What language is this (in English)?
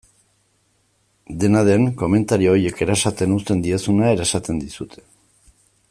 Basque